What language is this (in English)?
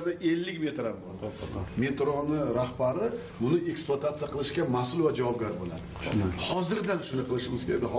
Turkish